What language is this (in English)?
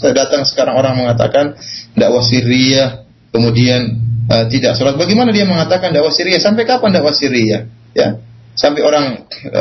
Malay